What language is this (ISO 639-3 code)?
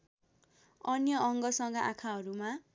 nep